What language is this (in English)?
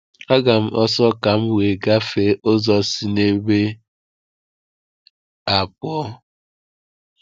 Igbo